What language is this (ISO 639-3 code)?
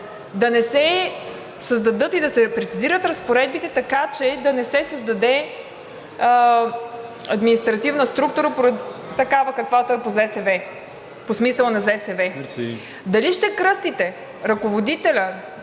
bul